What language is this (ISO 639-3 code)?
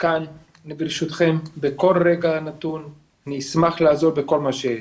heb